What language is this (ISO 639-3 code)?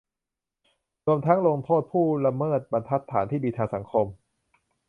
tha